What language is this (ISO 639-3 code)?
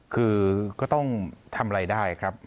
tha